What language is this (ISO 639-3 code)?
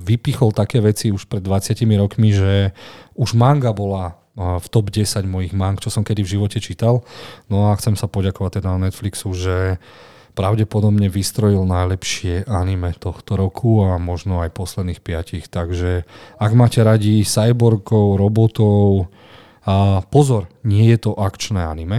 slk